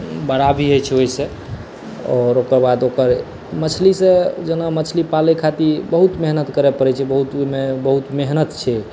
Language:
Maithili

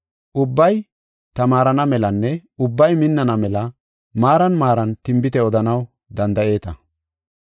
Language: Gofa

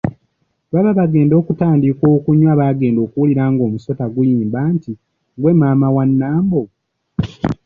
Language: Ganda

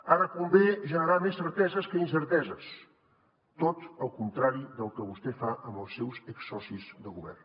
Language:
Catalan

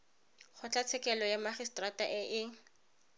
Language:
Tswana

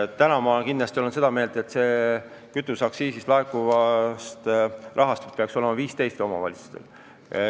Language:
Estonian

